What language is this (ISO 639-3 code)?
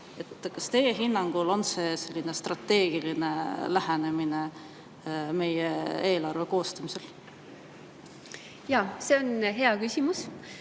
est